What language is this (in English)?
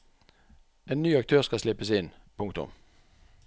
Norwegian